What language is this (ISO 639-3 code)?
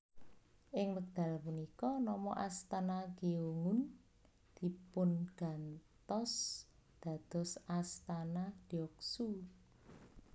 jav